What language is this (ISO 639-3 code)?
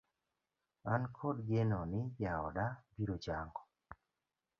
luo